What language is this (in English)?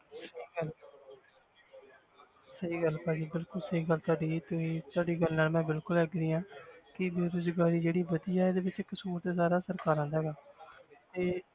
Punjabi